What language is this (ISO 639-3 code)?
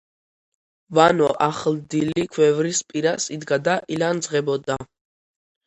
kat